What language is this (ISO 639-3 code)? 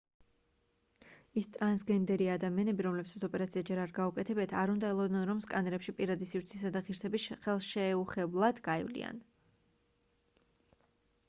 kat